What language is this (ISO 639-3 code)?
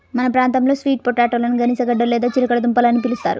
tel